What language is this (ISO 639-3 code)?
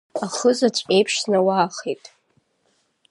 abk